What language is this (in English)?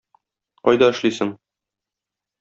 Tatar